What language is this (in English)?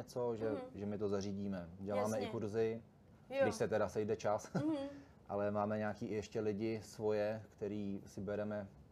Czech